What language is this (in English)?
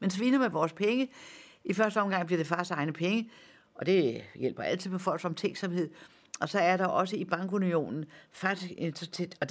Danish